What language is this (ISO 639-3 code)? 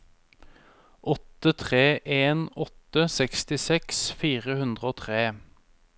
nor